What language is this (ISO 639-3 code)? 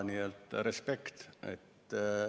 est